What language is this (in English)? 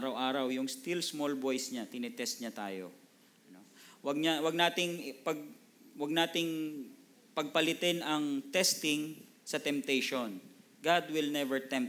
Filipino